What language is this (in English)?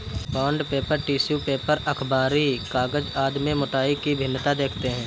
Hindi